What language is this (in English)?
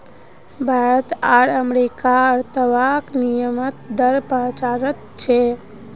Magahi